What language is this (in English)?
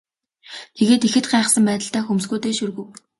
Mongolian